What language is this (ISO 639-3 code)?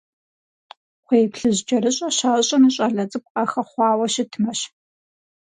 kbd